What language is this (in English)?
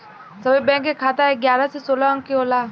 Bhojpuri